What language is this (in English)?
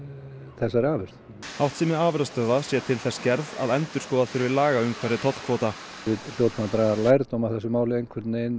Icelandic